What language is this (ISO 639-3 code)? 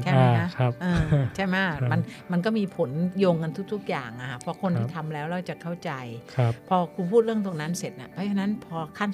tha